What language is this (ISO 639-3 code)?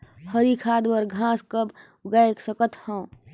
hne